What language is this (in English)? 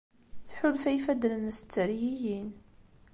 Kabyle